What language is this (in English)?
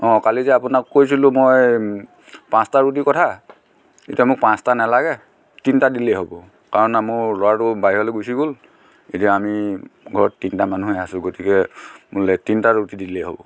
Assamese